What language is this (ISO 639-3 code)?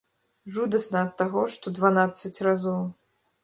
bel